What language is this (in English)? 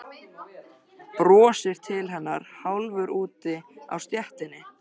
Icelandic